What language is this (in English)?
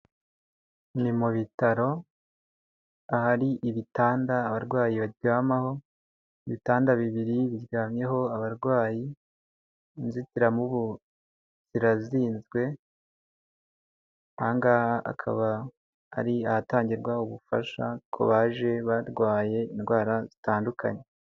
Kinyarwanda